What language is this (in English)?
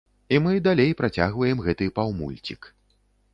Belarusian